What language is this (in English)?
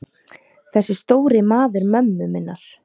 Icelandic